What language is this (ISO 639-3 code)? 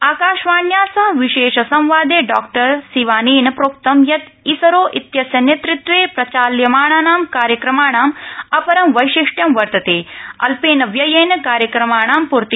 san